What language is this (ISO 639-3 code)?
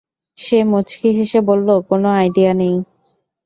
ben